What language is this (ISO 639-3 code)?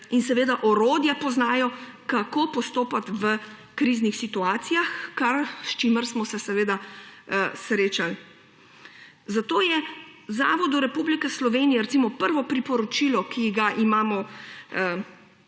slv